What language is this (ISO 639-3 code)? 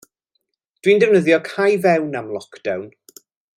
cym